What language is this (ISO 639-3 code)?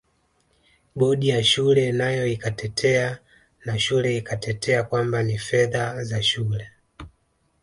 swa